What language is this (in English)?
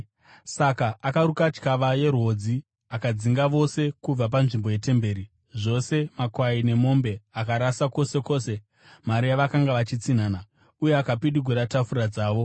Shona